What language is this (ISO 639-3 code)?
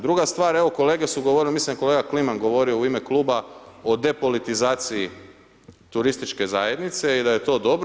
hrv